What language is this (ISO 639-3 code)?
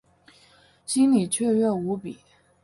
zho